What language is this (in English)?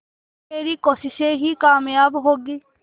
Hindi